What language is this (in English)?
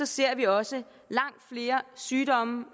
Danish